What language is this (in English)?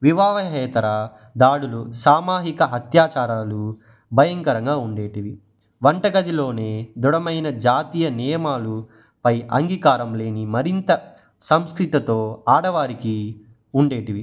Telugu